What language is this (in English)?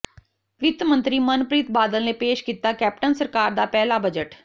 Punjabi